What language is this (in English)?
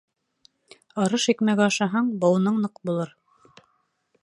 Bashkir